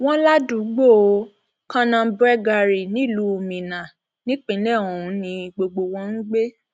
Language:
Yoruba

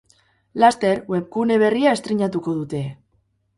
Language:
Basque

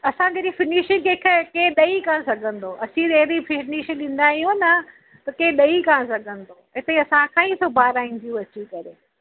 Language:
Sindhi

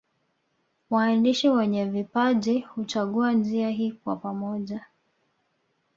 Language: Swahili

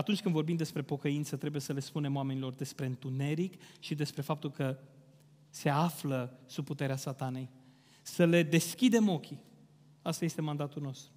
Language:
Romanian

